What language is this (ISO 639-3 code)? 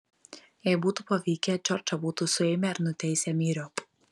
lit